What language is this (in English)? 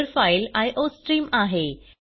Marathi